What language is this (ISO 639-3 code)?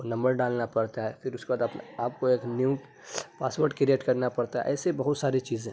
urd